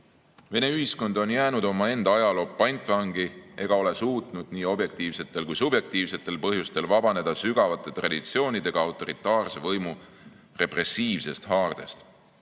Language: Estonian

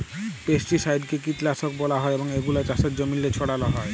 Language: Bangla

